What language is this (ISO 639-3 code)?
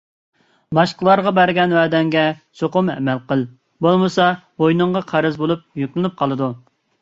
uig